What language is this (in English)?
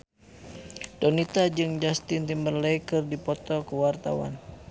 Sundanese